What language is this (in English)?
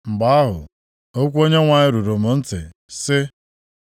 Igbo